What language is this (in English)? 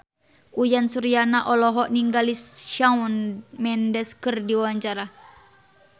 Sundanese